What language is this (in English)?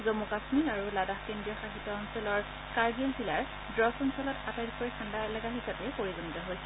Assamese